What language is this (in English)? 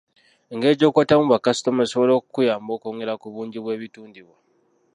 Ganda